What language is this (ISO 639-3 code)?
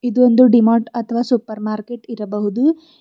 kan